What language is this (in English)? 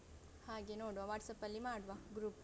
Kannada